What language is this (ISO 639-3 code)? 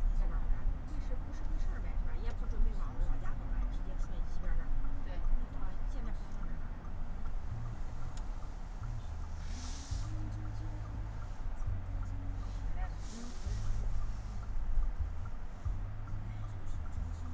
zho